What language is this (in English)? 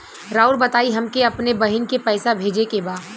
Bhojpuri